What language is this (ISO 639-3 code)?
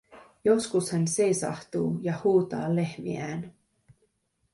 fin